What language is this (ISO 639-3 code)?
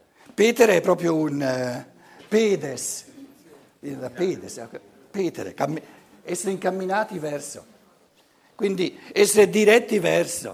ita